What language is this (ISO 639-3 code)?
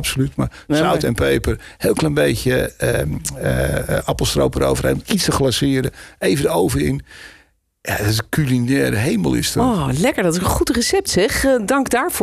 nld